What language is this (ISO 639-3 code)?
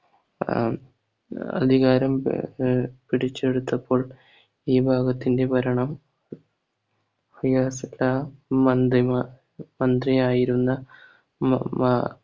mal